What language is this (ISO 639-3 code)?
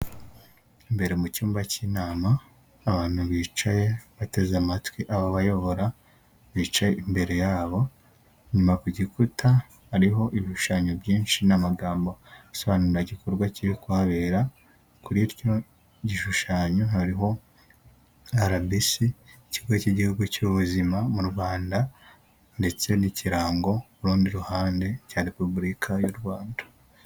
kin